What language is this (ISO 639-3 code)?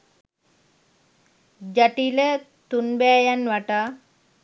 sin